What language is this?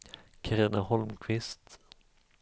Swedish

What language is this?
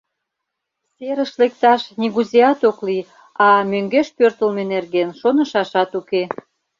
Mari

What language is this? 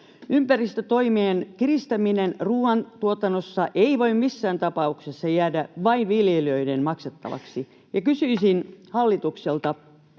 Finnish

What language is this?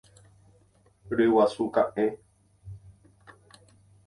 Guarani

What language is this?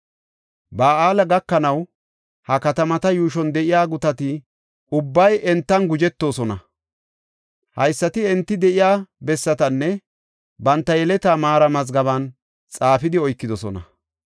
Gofa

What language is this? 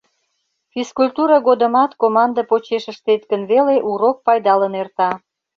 Mari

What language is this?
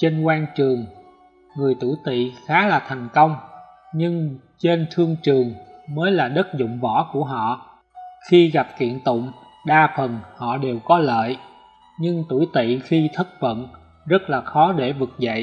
Vietnamese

